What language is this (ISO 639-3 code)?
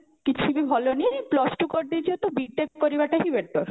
ori